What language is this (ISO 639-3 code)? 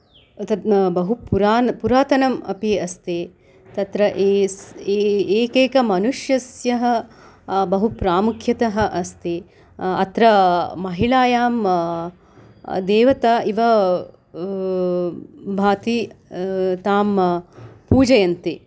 san